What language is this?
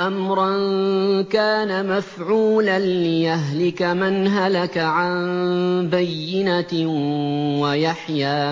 Arabic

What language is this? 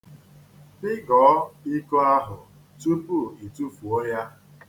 Igbo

